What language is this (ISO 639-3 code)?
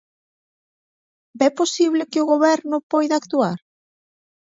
glg